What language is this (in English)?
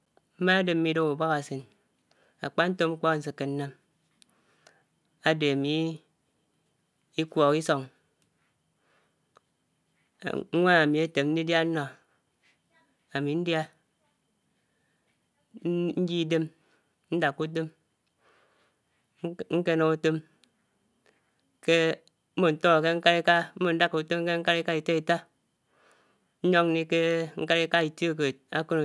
Anaang